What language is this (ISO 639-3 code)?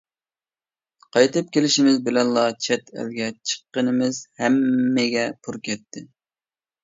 uig